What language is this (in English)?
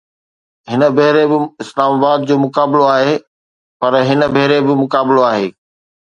Sindhi